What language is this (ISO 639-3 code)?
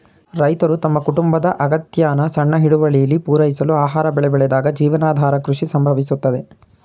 kan